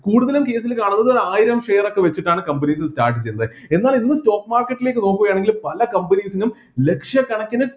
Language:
Malayalam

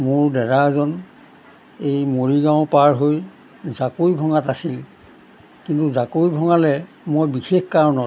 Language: Assamese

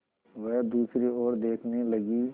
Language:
Hindi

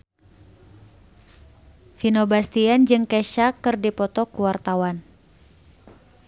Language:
Sundanese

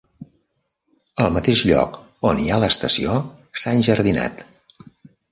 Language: Catalan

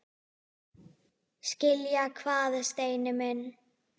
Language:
Icelandic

